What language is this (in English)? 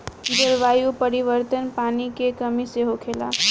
Bhojpuri